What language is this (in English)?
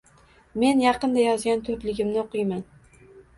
Uzbek